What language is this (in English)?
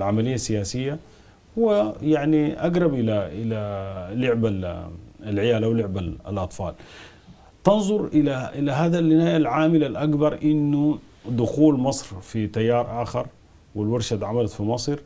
Arabic